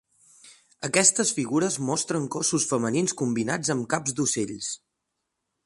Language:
Catalan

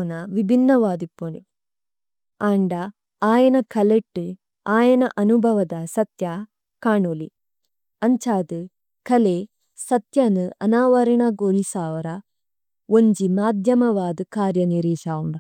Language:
Tulu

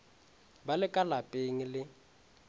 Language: Northern Sotho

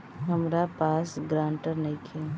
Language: Bhojpuri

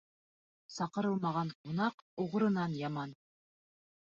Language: Bashkir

